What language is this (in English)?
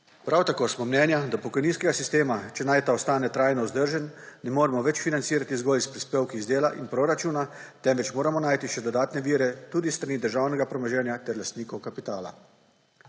Slovenian